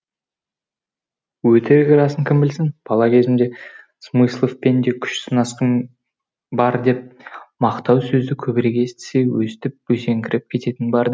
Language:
Kazakh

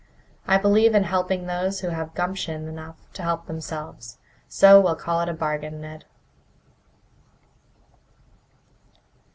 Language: English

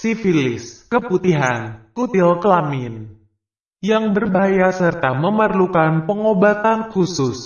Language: Indonesian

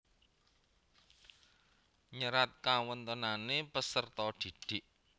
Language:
Javanese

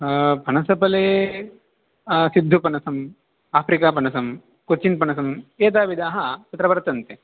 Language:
Sanskrit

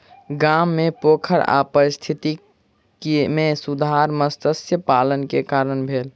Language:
Maithili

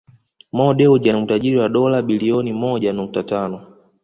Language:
Swahili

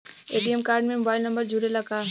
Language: Bhojpuri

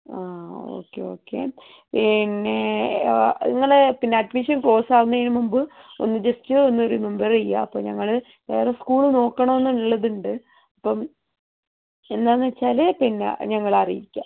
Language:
Malayalam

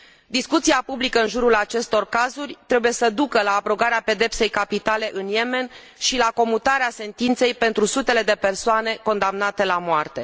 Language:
Romanian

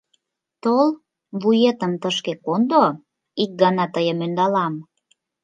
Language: Mari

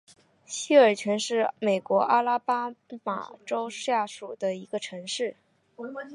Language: Chinese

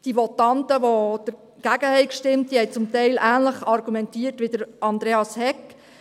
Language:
Swiss German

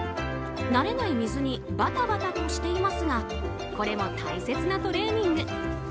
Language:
Japanese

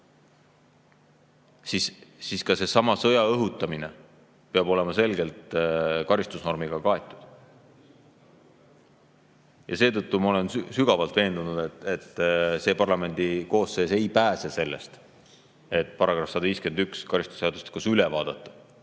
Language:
Estonian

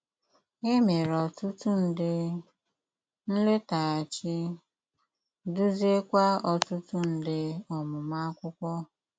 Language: Igbo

